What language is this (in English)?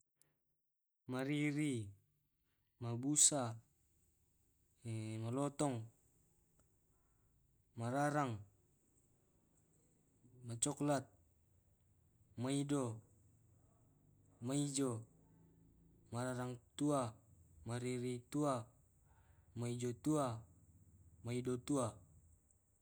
Tae'